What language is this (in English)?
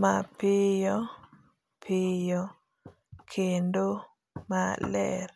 Luo (Kenya and Tanzania)